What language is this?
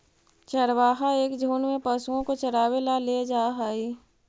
Magahi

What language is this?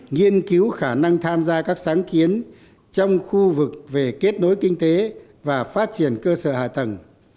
Vietnamese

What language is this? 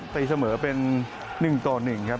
Thai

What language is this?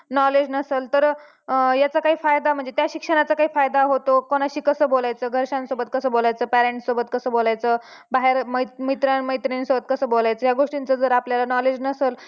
Marathi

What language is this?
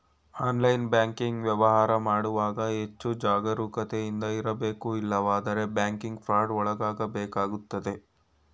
Kannada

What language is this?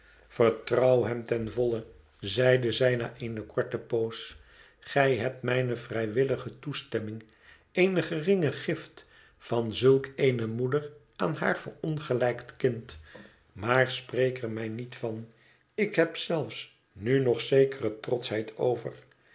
Dutch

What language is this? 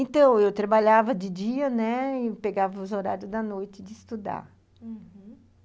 Portuguese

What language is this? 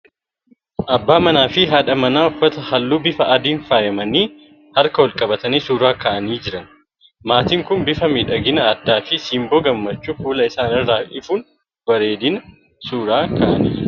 Oromo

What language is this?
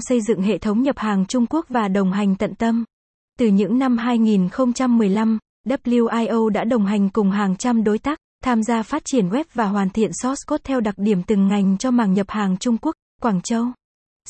Vietnamese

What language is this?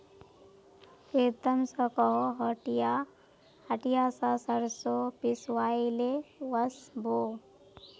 Magahi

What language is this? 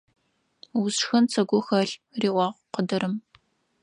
Adyghe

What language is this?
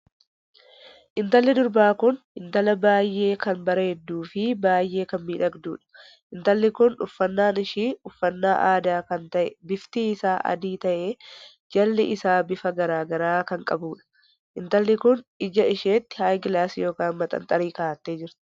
Oromo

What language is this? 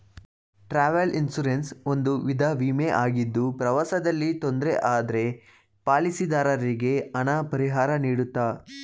Kannada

